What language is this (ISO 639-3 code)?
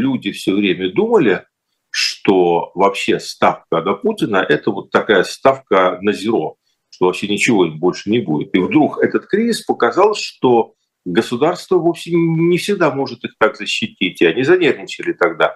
rus